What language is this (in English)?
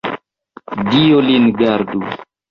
Esperanto